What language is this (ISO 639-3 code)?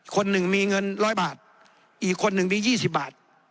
tha